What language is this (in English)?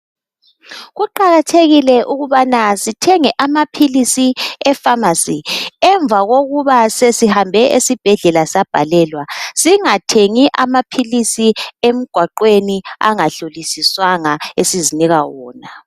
North Ndebele